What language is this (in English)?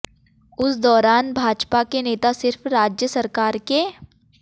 Hindi